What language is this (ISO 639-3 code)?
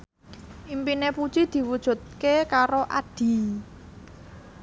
jav